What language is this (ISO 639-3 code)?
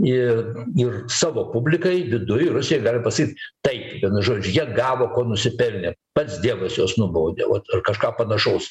lit